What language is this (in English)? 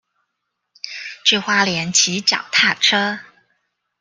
Chinese